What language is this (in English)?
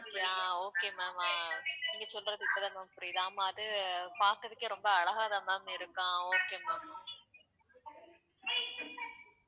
Tamil